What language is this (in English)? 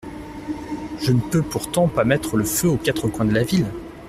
French